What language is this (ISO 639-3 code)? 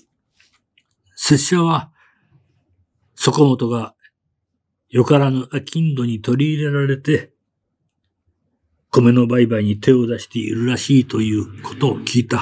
jpn